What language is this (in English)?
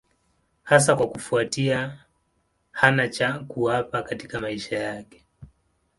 Swahili